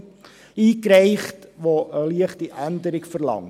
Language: Swiss German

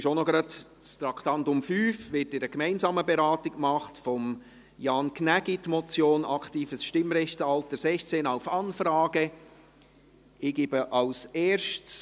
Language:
Swiss German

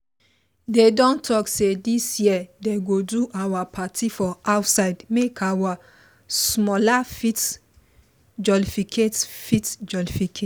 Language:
Nigerian Pidgin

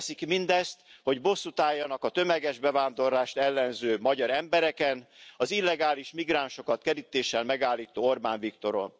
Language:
Hungarian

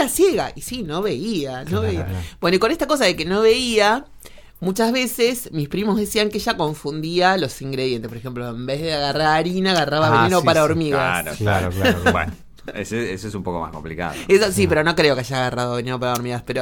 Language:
Spanish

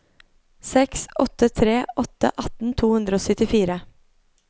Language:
Norwegian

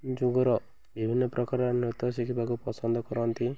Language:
Odia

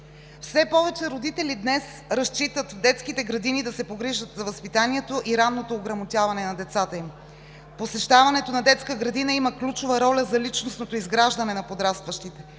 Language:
Bulgarian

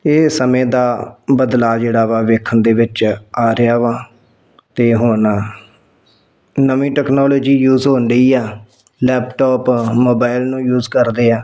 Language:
Punjabi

